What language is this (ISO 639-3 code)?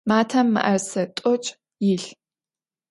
ady